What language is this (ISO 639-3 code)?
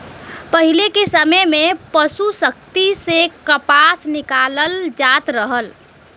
bho